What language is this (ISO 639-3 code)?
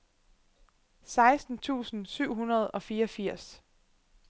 dan